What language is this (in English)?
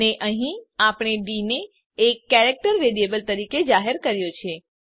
Gujarati